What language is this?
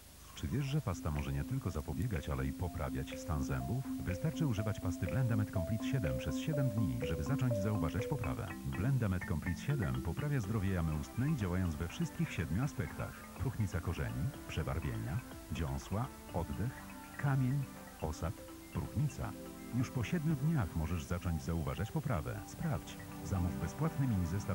Polish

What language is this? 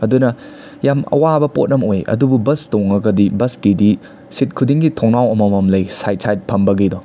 Manipuri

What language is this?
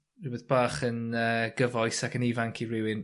Welsh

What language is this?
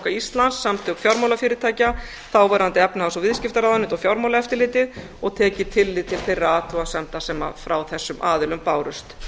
Icelandic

